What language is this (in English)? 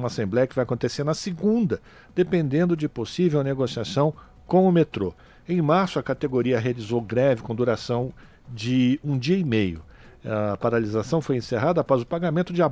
Portuguese